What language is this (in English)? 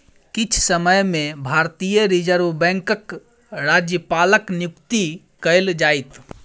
Maithili